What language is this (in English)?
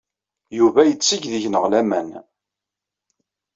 Kabyle